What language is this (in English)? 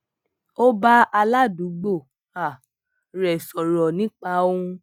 Yoruba